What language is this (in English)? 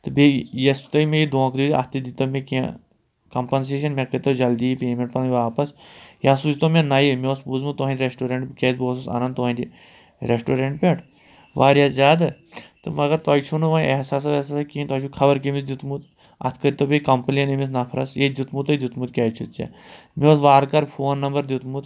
Kashmiri